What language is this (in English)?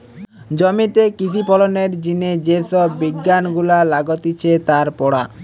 Bangla